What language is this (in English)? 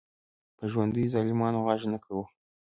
Pashto